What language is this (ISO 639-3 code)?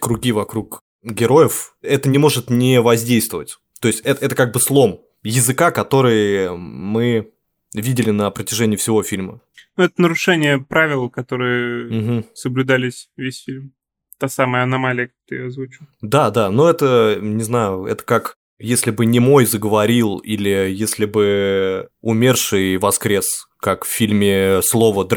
rus